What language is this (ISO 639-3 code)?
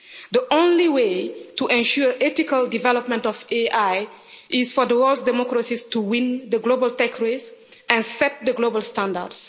eng